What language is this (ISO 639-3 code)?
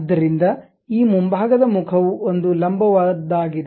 kan